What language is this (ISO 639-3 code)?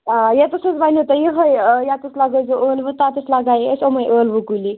kas